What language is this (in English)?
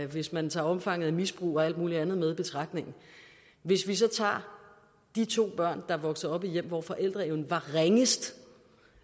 Danish